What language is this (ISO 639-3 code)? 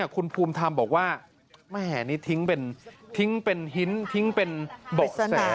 tha